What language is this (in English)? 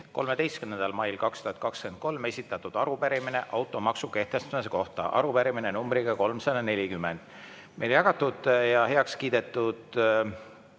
Estonian